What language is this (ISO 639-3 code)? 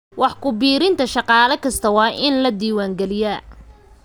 som